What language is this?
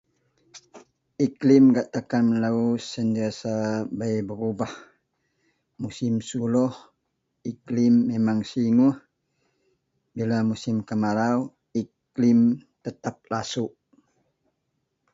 Central Melanau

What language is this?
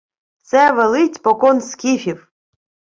Ukrainian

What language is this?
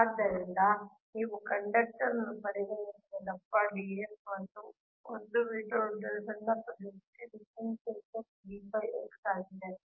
Kannada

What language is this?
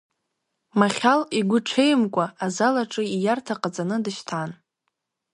Abkhazian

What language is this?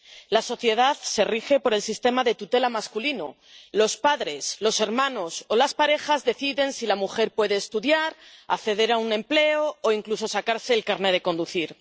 Spanish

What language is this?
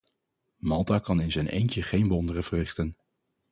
Dutch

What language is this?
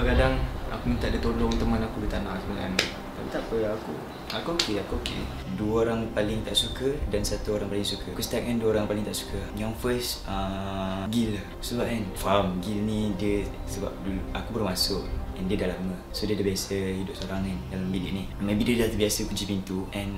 Malay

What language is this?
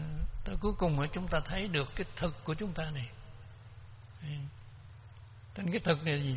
Vietnamese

